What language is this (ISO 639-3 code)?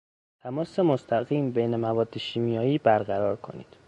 fas